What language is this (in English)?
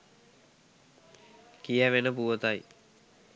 Sinhala